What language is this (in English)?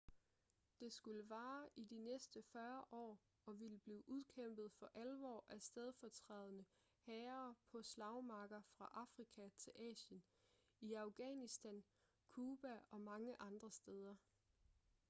Danish